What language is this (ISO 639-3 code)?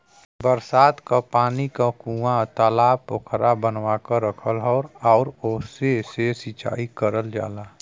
bho